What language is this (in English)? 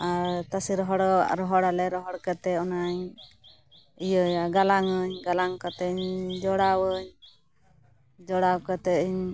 Santali